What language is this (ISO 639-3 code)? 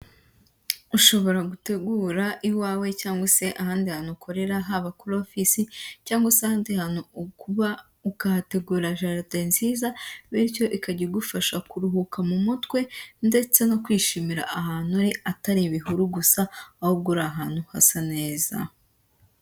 kin